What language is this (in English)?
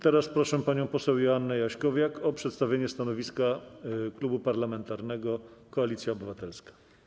Polish